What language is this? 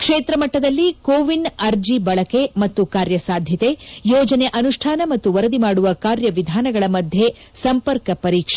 Kannada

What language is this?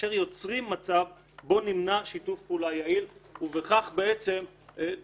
Hebrew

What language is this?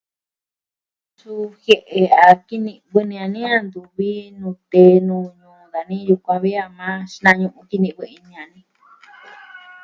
Southwestern Tlaxiaco Mixtec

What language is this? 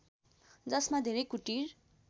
Nepali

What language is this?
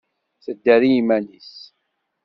Kabyle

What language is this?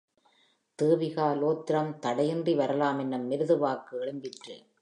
Tamil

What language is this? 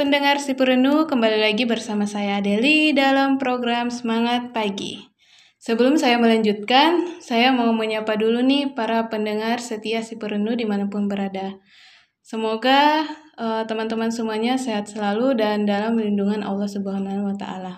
Indonesian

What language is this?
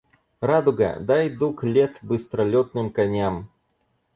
Russian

